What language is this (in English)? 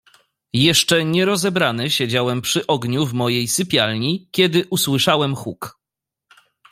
Polish